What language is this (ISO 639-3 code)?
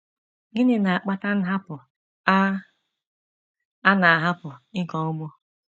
ibo